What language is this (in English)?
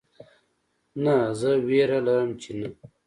Pashto